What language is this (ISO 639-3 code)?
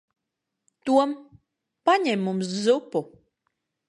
lav